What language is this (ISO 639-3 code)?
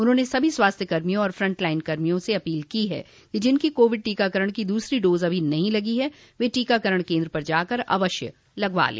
hin